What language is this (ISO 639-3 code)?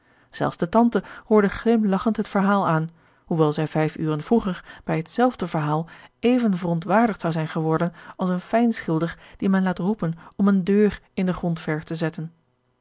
nld